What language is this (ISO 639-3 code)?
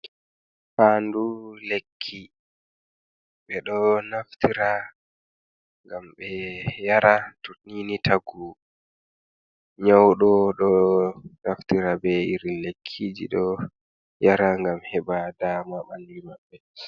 ful